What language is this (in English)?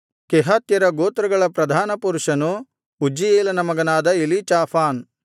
Kannada